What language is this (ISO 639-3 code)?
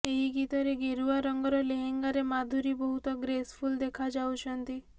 ori